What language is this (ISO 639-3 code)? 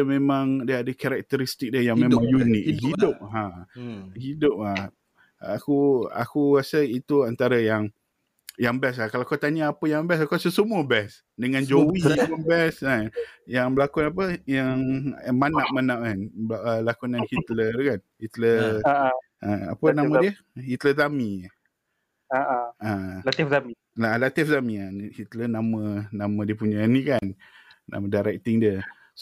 msa